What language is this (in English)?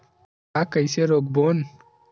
Chhattisgarhi